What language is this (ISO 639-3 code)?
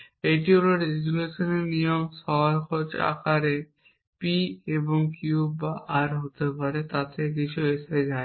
ben